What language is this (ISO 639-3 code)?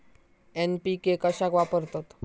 mar